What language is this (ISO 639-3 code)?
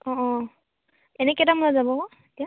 asm